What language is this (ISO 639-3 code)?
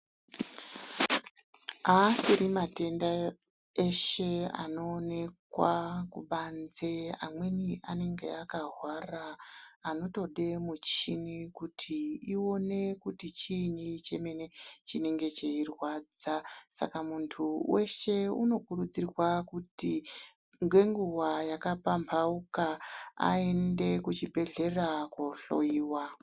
ndc